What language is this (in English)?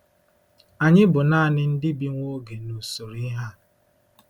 Igbo